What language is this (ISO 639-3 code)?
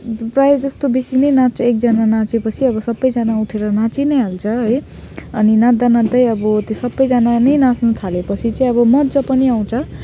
nep